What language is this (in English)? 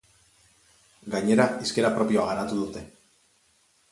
Basque